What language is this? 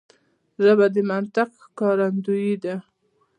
Pashto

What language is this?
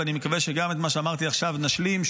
Hebrew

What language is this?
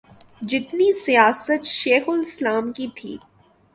Urdu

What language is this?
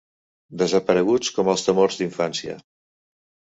Catalan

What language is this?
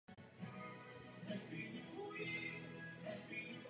Czech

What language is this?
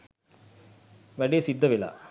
Sinhala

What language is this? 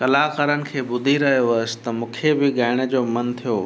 Sindhi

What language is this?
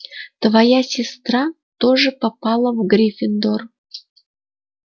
Russian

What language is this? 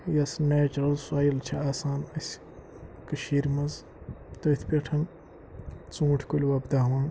Kashmiri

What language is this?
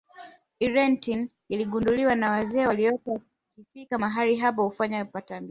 Swahili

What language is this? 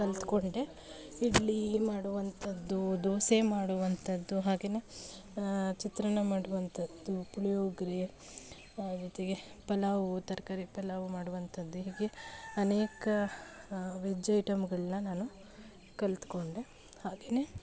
Kannada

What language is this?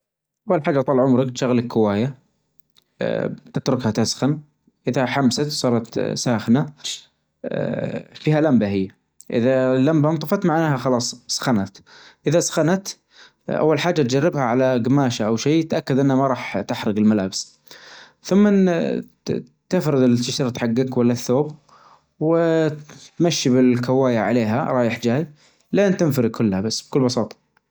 Najdi Arabic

